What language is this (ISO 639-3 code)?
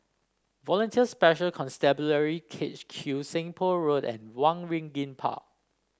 eng